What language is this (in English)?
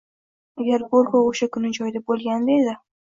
Uzbek